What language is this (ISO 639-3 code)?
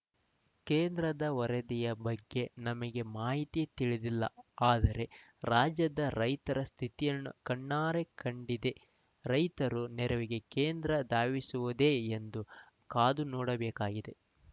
kan